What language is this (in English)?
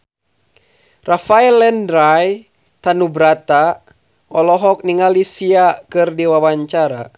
Sundanese